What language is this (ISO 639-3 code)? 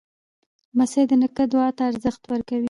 pus